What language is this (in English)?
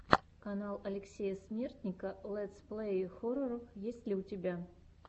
Russian